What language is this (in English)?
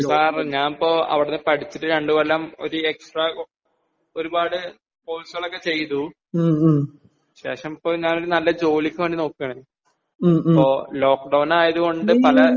Malayalam